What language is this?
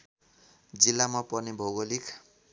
Nepali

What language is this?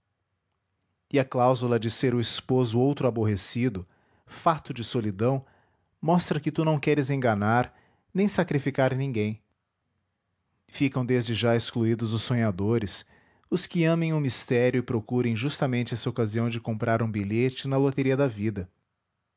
Portuguese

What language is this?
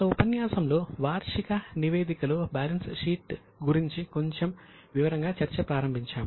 Telugu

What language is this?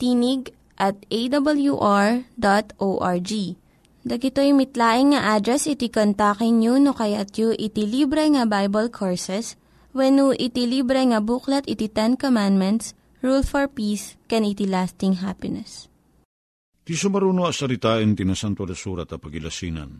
Filipino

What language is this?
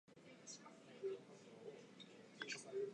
Japanese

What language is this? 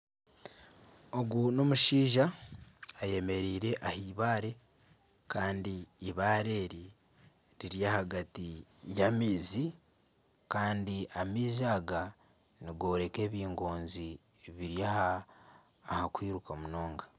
Nyankole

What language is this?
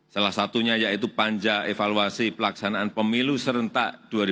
Indonesian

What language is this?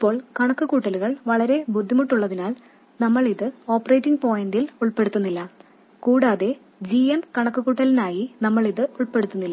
Malayalam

